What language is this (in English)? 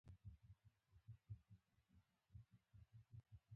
Pashto